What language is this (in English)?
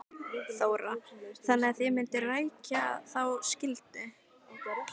Icelandic